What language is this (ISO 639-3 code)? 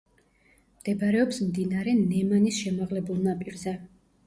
kat